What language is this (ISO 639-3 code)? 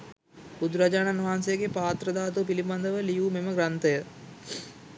sin